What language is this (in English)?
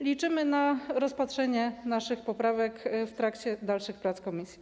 Polish